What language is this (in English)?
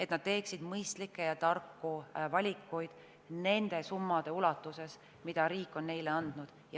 Estonian